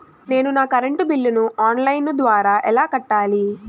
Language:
Telugu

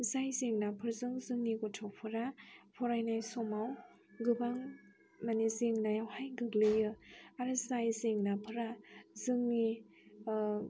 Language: Bodo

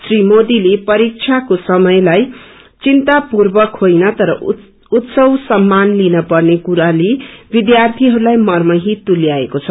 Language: Nepali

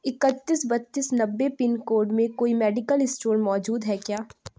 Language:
Urdu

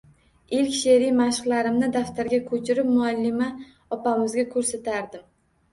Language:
Uzbek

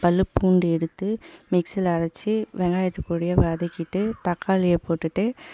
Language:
Tamil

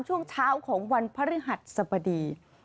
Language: Thai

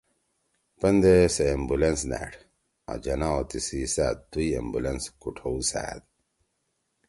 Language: Torwali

